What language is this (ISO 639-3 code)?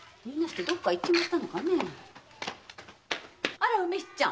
jpn